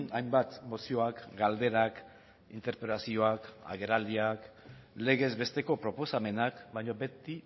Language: Basque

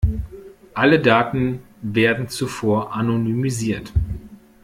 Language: German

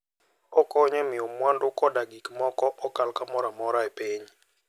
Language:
Luo (Kenya and Tanzania)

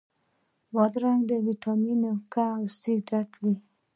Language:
Pashto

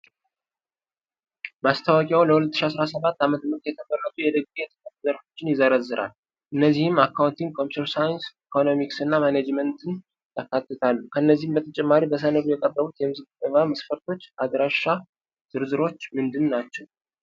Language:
Amharic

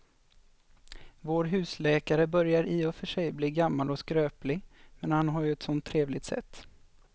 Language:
Swedish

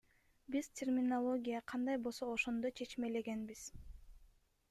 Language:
Kyrgyz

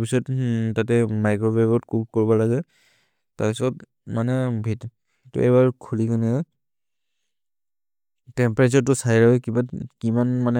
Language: Maria (India)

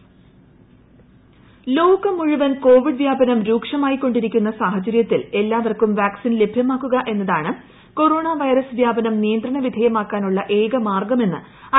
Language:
Malayalam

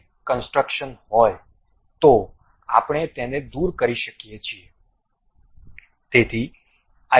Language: Gujarati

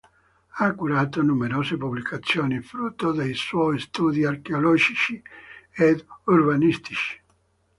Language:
Italian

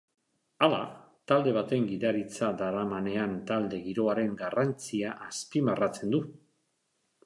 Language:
Basque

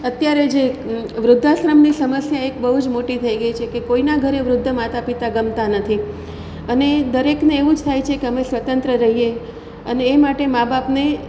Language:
Gujarati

